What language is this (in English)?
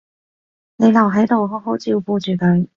Cantonese